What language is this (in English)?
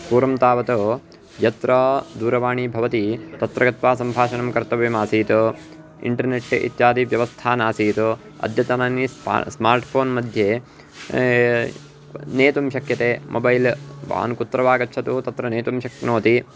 Sanskrit